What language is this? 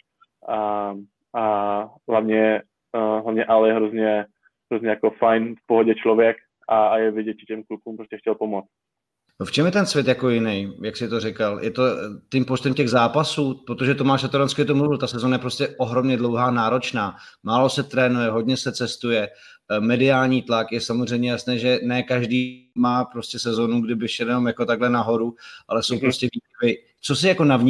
Czech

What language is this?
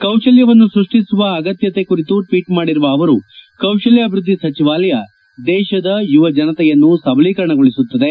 Kannada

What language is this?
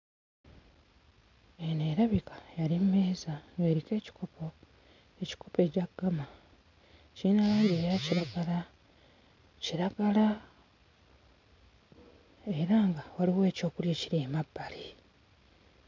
Ganda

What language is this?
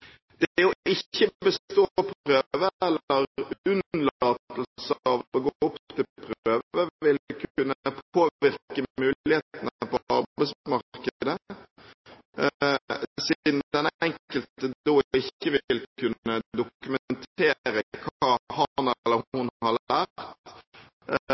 Norwegian Bokmål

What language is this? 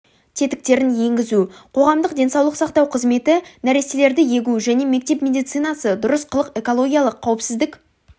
Kazakh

